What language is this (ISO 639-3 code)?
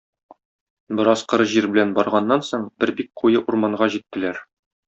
tat